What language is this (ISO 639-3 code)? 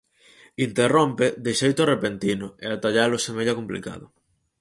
glg